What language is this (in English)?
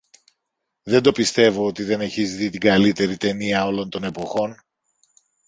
Greek